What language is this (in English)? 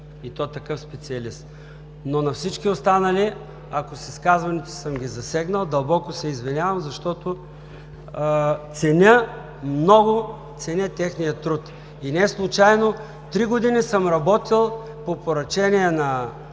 Bulgarian